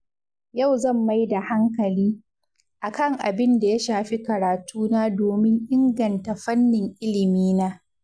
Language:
Hausa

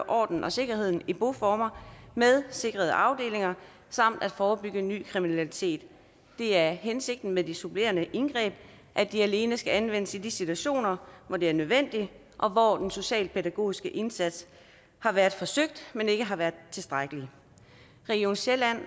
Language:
Danish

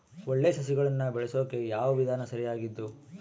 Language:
Kannada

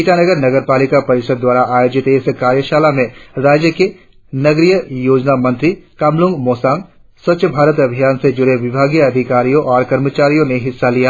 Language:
Hindi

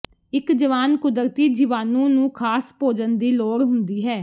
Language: Punjabi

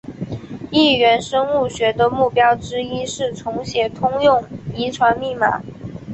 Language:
Chinese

